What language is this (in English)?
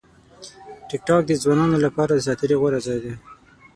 Pashto